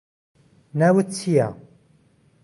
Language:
Central Kurdish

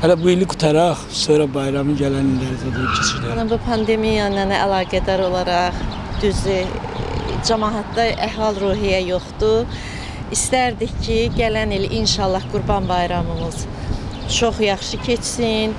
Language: Turkish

